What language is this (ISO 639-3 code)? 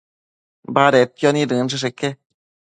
mcf